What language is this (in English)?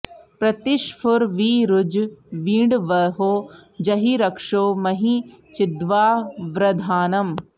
Sanskrit